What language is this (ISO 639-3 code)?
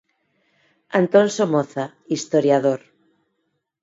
glg